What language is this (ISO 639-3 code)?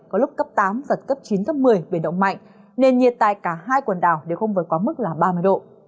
vie